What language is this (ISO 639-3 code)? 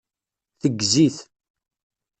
kab